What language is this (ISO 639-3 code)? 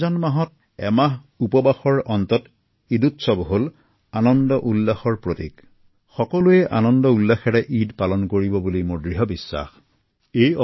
asm